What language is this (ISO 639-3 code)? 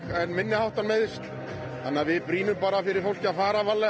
isl